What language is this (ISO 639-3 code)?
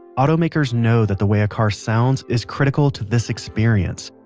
eng